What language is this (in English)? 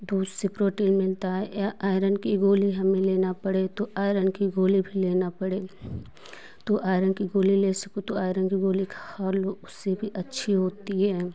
Hindi